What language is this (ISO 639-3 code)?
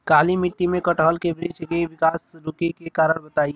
bho